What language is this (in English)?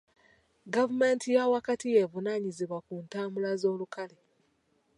Ganda